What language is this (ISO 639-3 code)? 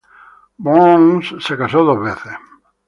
spa